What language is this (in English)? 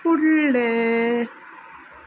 Konkani